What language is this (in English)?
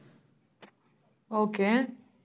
Tamil